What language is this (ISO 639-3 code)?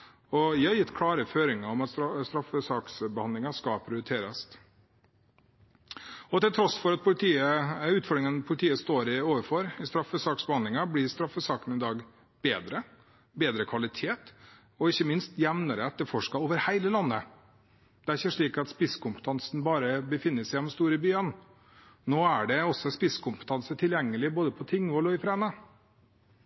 nob